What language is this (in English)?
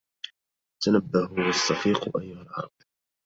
Arabic